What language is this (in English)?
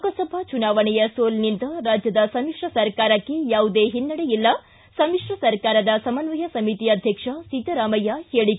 Kannada